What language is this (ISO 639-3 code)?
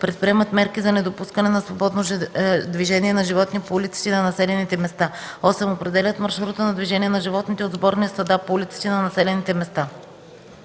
bul